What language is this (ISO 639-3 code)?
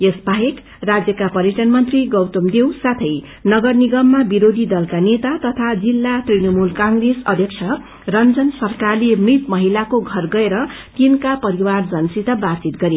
nep